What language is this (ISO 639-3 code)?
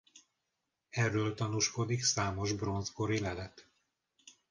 hun